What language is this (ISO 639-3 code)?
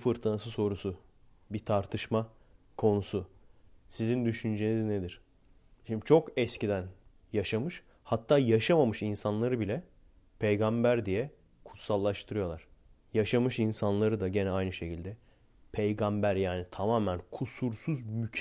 tur